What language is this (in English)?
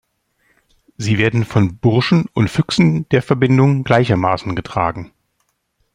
German